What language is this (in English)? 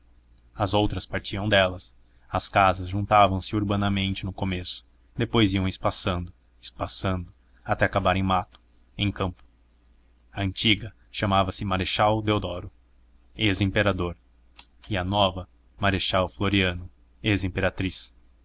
Portuguese